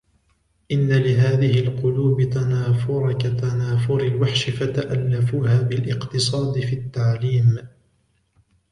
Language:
Arabic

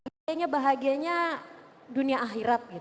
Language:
Indonesian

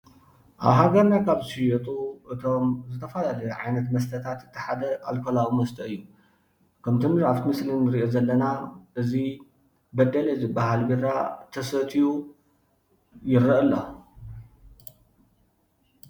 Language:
Tigrinya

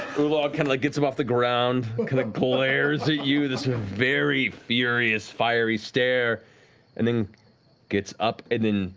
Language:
English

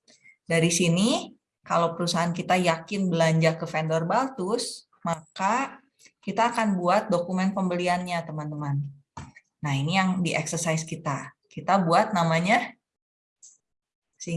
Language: Indonesian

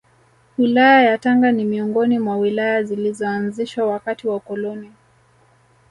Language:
Swahili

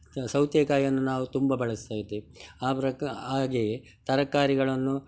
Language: Kannada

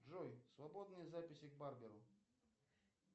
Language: Russian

